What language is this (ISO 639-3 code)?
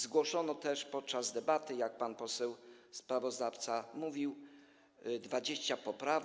pol